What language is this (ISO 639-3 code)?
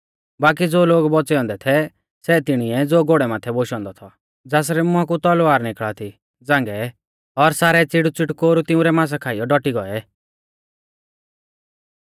bfz